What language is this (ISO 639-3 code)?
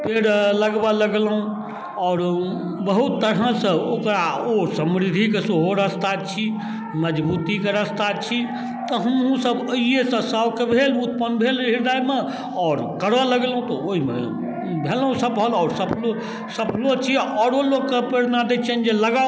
mai